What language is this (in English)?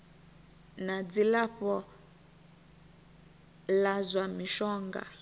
Venda